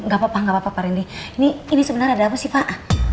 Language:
Indonesian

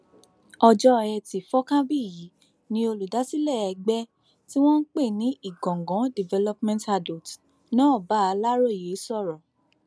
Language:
Yoruba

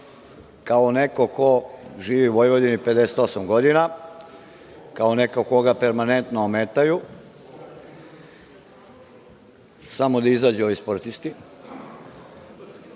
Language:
Serbian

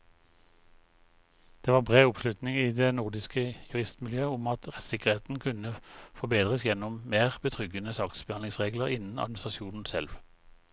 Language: Norwegian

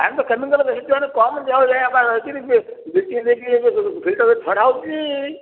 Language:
Odia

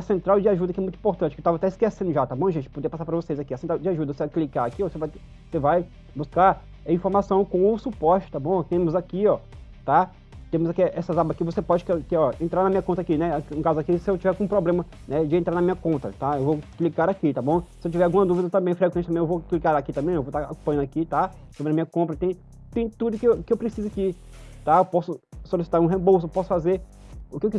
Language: Portuguese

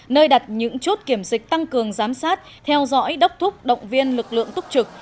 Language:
Vietnamese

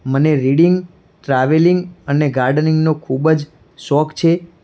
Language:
Gujarati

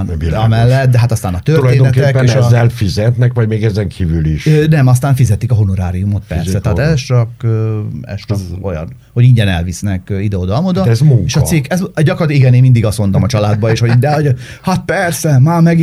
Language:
Hungarian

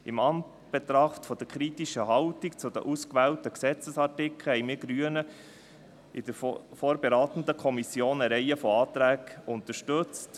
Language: Swiss German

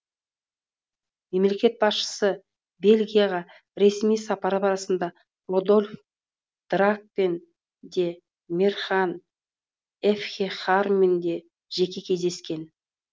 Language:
Kazakh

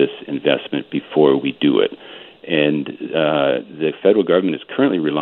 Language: English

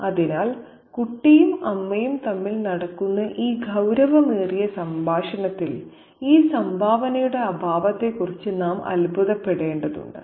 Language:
Malayalam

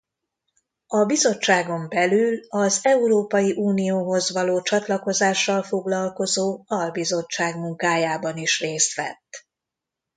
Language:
Hungarian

